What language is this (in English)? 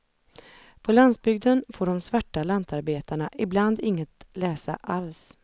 Swedish